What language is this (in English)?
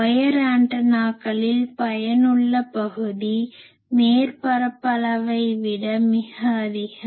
Tamil